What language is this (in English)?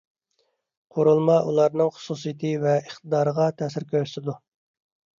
Uyghur